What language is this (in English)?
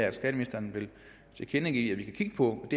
Danish